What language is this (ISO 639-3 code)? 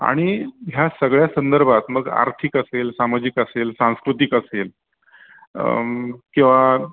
mar